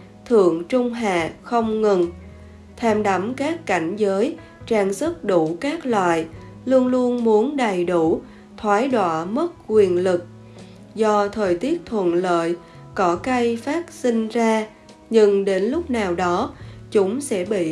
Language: Vietnamese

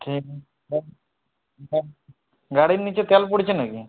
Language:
Bangla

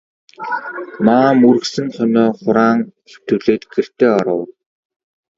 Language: Mongolian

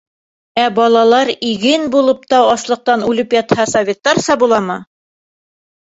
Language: Bashkir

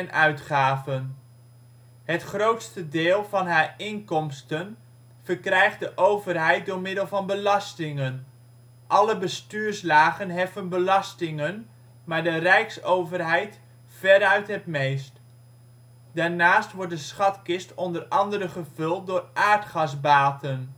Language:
Dutch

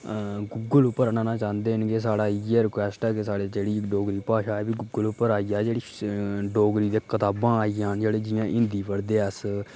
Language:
Dogri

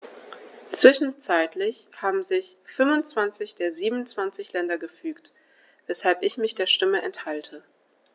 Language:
German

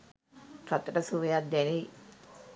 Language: Sinhala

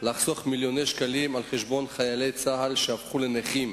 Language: Hebrew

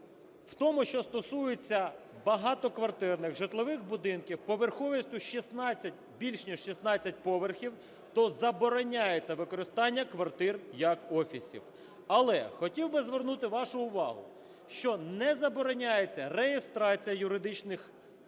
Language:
Ukrainian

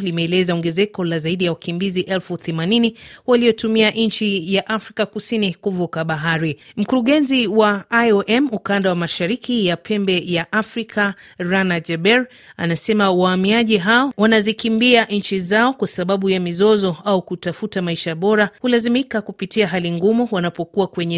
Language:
Swahili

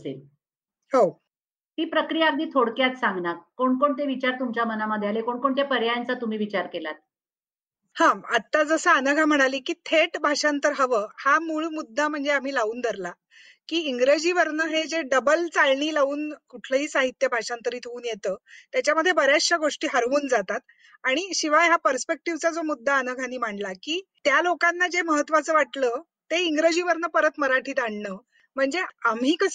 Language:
Marathi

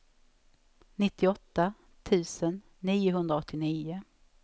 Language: Swedish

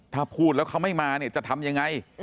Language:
Thai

